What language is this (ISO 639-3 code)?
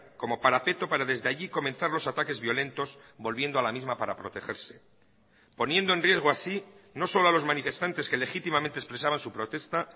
spa